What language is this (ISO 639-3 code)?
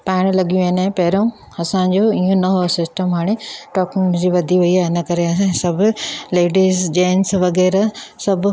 snd